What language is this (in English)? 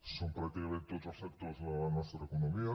Catalan